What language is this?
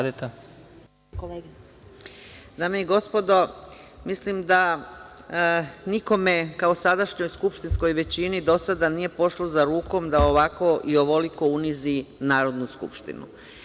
Serbian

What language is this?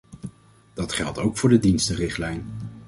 Dutch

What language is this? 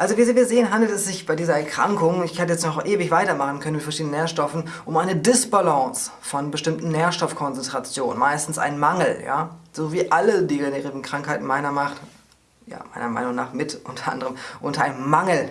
German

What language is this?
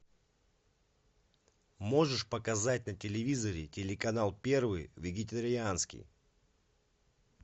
Russian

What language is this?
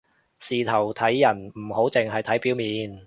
Cantonese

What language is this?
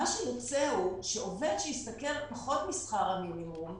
Hebrew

